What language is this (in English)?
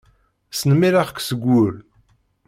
Kabyle